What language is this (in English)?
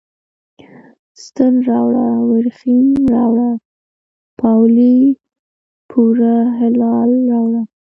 Pashto